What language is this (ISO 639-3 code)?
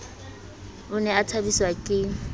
sot